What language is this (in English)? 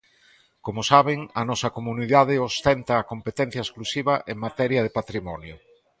Galician